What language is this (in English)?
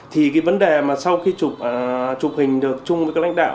Vietnamese